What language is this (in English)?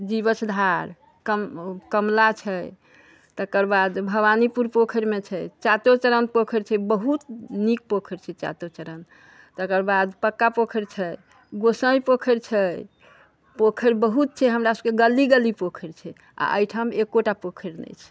Maithili